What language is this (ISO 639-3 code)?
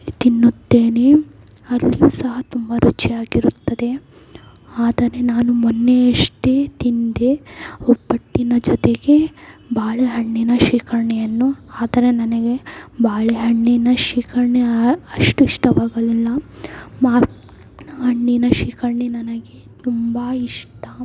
kan